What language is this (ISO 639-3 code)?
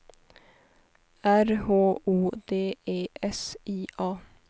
swe